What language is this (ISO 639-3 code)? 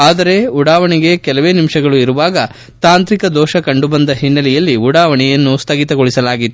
kan